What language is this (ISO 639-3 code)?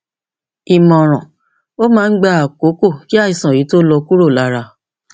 yor